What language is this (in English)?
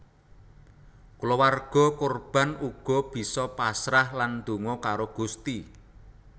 Javanese